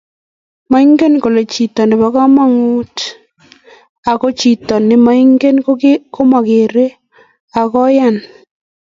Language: Kalenjin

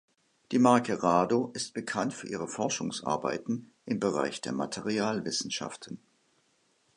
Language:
German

